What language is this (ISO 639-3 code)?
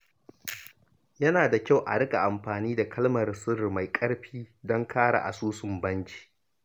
hau